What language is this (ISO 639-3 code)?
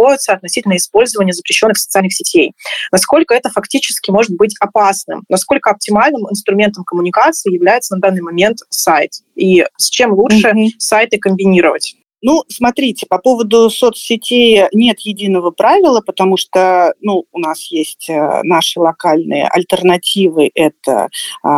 rus